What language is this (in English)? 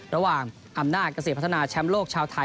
Thai